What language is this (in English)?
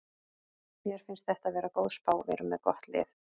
Icelandic